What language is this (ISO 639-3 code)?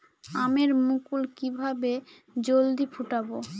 ben